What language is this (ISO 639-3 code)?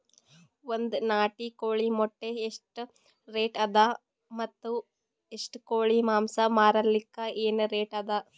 kan